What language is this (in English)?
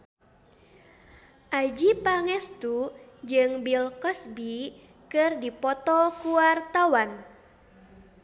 Sundanese